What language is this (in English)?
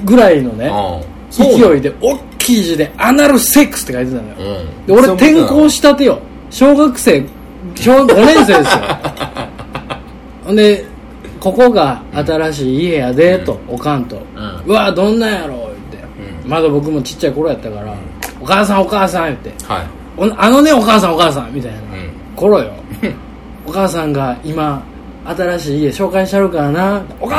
Japanese